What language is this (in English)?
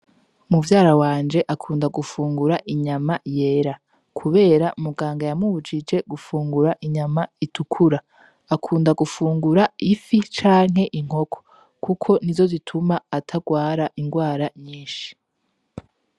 Rundi